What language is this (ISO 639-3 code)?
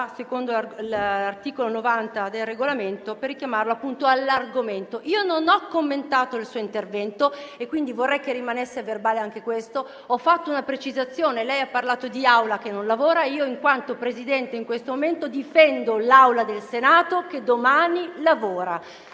ita